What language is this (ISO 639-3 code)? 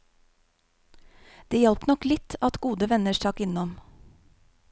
nor